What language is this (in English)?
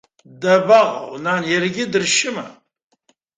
Abkhazian